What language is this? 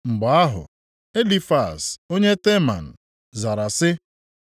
Igbo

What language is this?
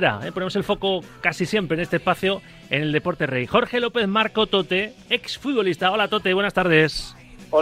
Spanish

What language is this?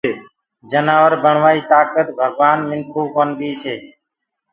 Gurgula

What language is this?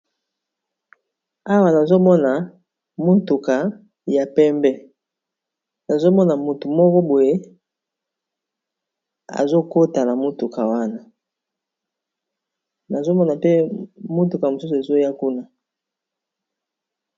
Lingala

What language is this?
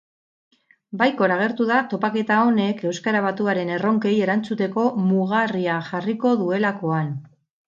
Basque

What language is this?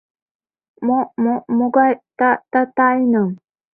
Mari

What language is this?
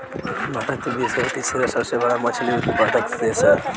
Bhojpuri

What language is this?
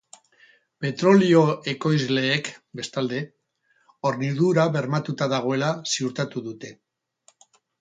Basque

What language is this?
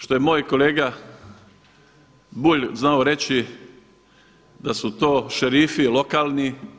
Croatian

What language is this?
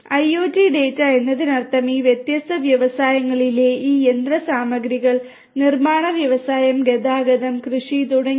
Malayalam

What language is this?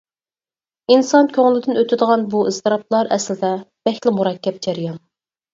Uyghur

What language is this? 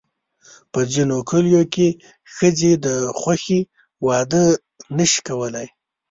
Pashto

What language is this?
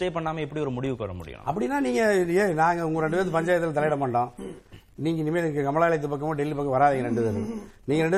Tamil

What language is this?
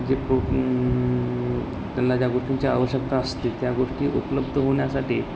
Marathi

